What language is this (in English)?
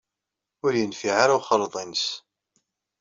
Kabyle